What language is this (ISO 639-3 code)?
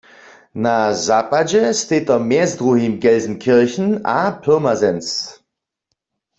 hsb